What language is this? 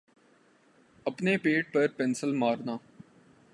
Urdu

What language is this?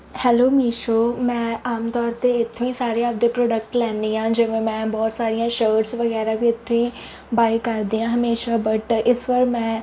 Punjabi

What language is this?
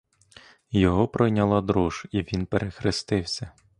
Ukrainian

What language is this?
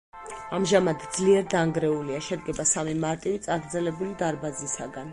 Georgian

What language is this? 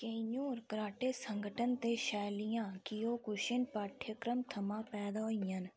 Dogri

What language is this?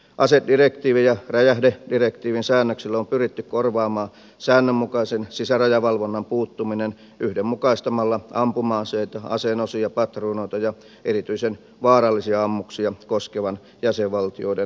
Finnish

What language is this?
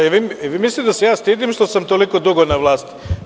Serbian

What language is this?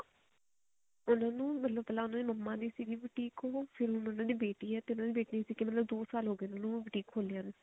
Punjabi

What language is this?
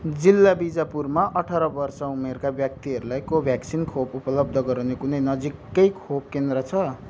Nepali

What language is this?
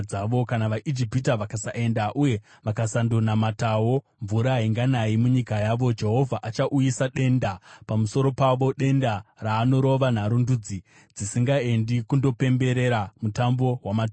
Shona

